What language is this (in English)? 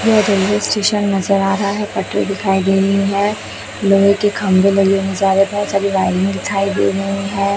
Hindi